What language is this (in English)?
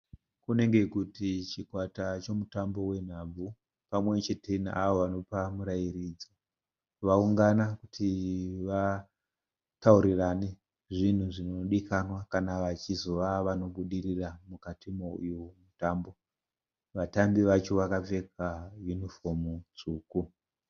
Shona